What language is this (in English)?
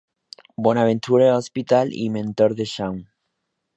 Spanish